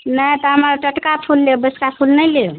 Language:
Maithili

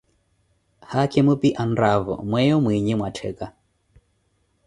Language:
Koti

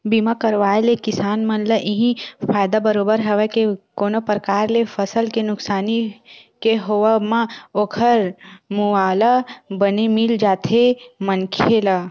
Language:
Chhattisgarhi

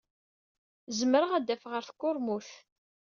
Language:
Kabyle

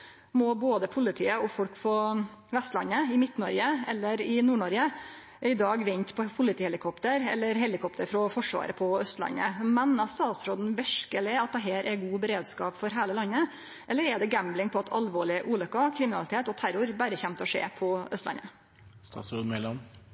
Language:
Norwegian Nynorsk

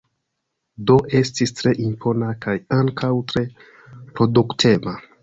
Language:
Esperanto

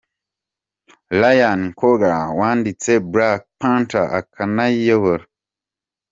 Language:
Kinyarwanda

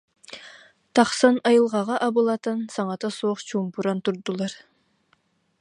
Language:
Yakut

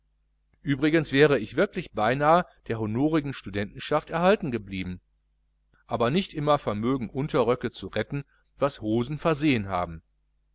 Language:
German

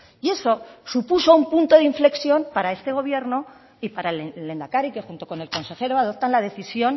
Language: Spanish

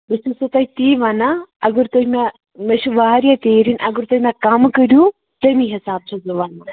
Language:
Kashmiri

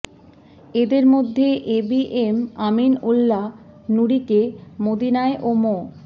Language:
Bangla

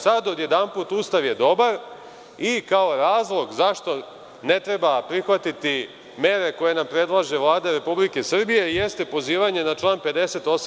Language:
Serbian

